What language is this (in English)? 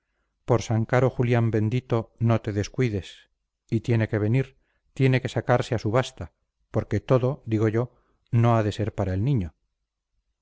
Spanish